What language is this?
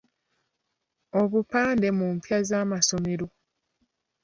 Ganda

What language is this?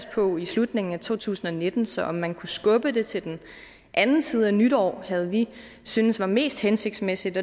Danish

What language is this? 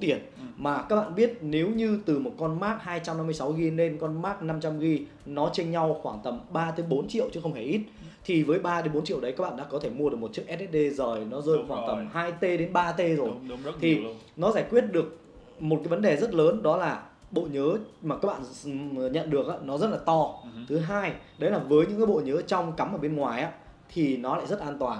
Vietnamese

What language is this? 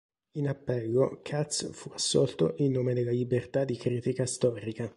Italian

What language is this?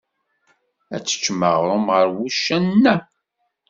Kabyle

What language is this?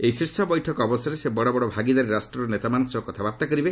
Odia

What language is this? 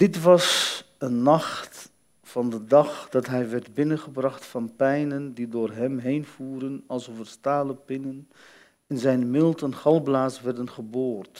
Dutch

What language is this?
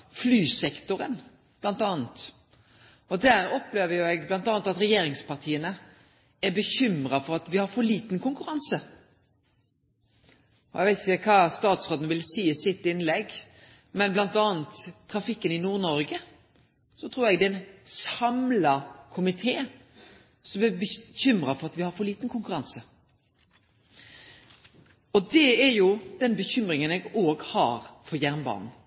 Norwegian Nynorsk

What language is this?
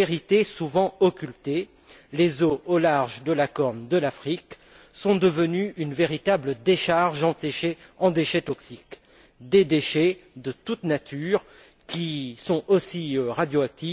French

